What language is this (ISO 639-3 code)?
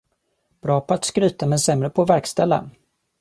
swe